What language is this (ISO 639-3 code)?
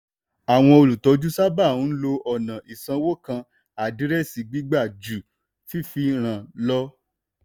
yor